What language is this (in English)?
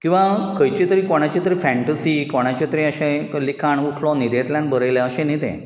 Konkani